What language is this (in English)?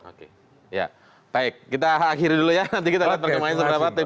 Indonesian